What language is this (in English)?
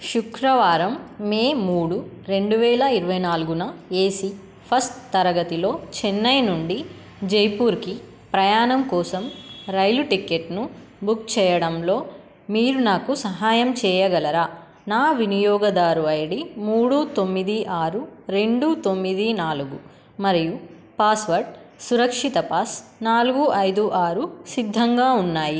Telugu